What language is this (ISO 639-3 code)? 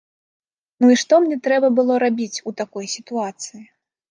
bel